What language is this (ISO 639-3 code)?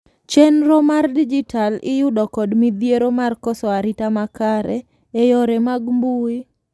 luo